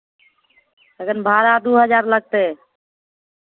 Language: Maithili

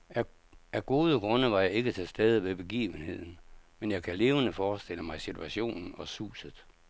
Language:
Danish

